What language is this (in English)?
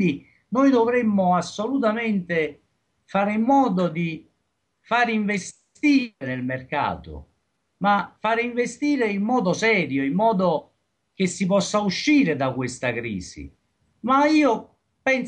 Italian